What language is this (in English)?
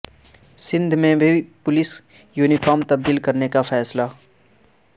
Urdu